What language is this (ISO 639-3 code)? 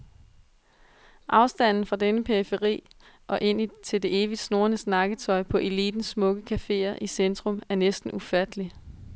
dan